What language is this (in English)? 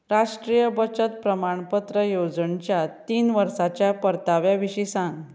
Konkani